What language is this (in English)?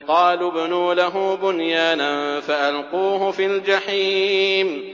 Arabic